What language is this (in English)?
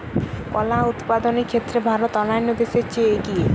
Bangla